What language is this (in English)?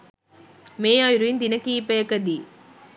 Sinhala